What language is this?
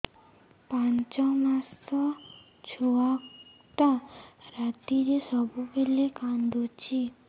Odia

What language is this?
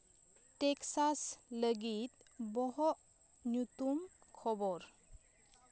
Santali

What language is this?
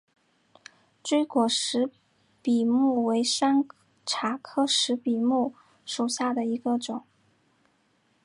Chinese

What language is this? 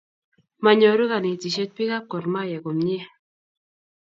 Kalenjin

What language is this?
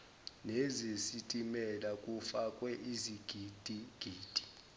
Zulu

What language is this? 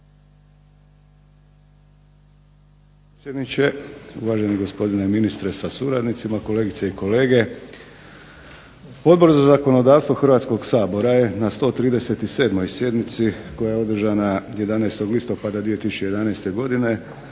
Croatian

